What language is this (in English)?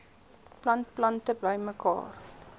Afrikaans